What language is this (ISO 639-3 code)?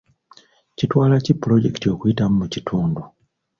lug